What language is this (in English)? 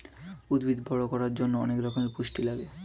Bangla